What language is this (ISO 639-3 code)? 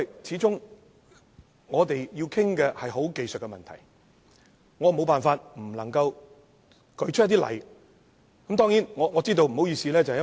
yue